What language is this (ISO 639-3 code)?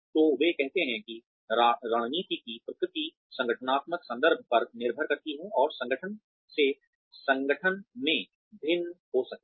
hin